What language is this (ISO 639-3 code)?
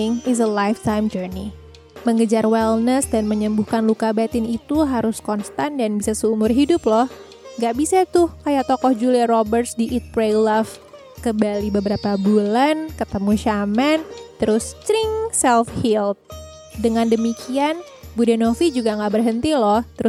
ind